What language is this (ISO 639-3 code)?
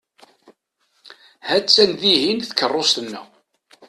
kab